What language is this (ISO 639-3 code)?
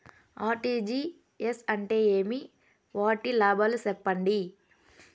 tel